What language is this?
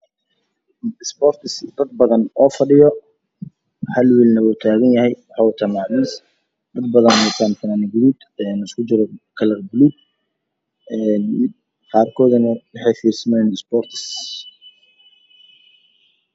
Somali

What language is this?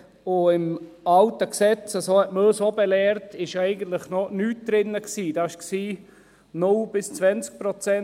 Swiss German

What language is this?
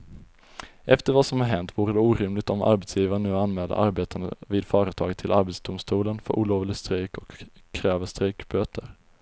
Swedish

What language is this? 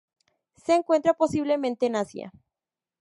Spanish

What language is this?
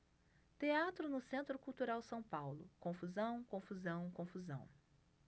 Portuguese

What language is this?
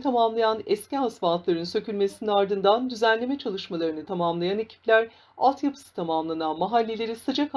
Turkish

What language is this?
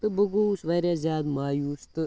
Kashmiri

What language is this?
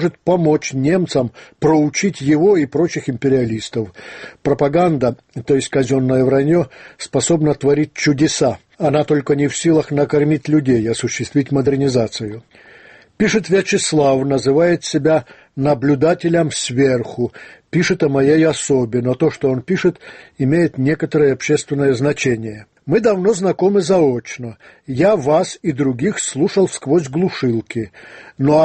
Russian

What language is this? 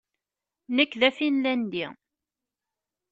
Kabyle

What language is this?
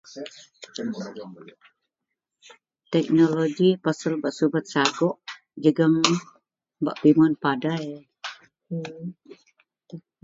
Central Melanau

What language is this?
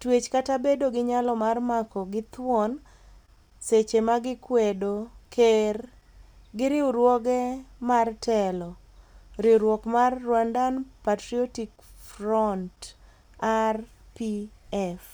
Luo (Kenya and Tanzania)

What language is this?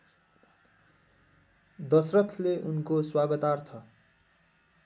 Nepali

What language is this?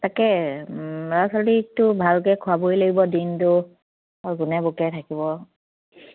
Assamese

